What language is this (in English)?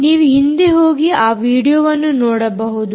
Kannada